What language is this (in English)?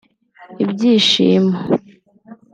Kinyarwanda